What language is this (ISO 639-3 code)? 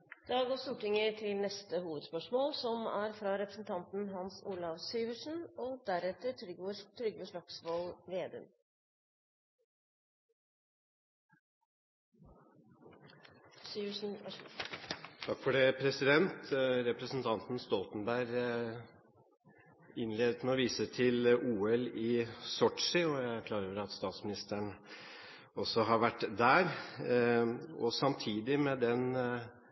nor